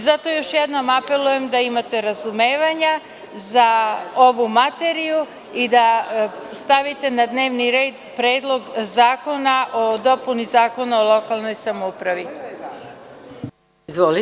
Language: Serbian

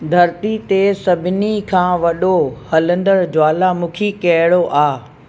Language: Sindhi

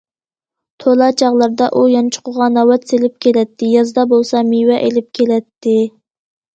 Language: Uyghur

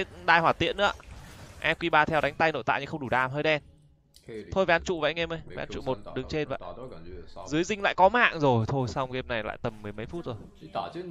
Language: Vietnamese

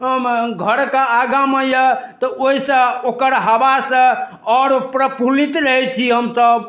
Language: Maithili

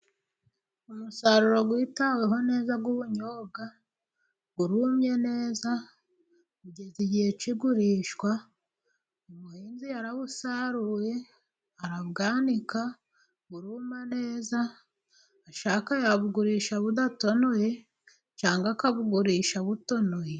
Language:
Kinyarwanda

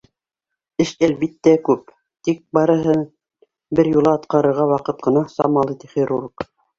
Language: Bashkir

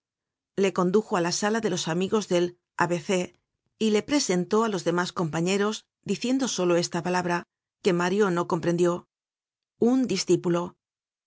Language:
Spanish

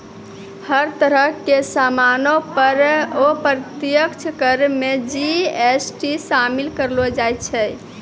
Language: Maithili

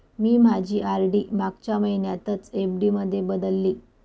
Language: Marathi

